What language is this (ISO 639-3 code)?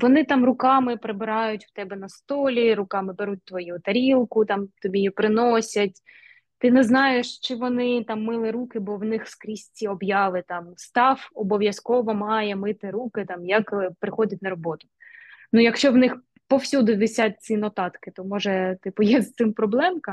ukr